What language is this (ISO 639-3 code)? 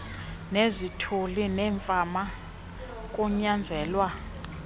xho